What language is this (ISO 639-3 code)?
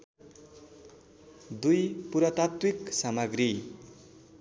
nep